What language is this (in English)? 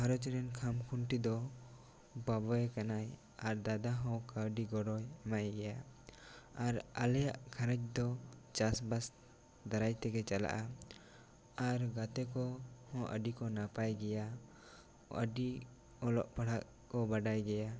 Santali